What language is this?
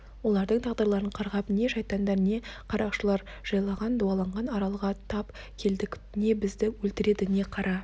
Kazakh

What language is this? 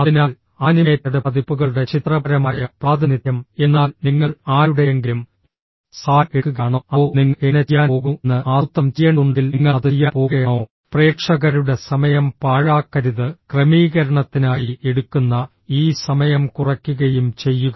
Malayalam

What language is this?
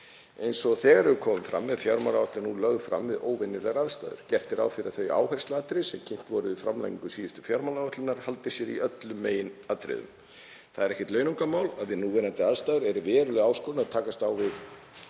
Icelandic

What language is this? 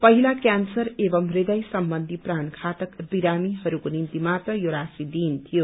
Nepali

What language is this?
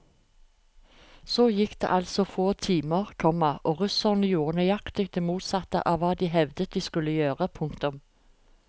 Norwegian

